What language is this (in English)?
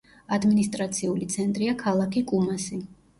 Georgian